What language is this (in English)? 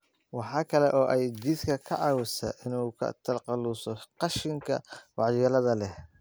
Somali